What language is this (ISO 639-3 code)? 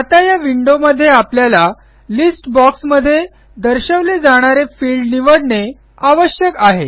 mar